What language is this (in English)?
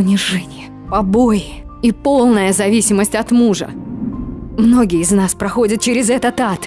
Russian